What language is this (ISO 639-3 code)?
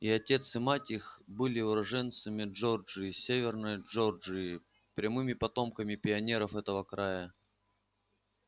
rus